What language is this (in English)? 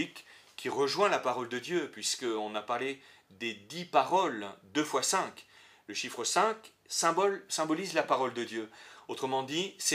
French